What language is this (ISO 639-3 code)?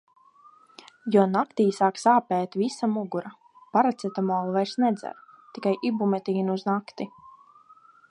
lav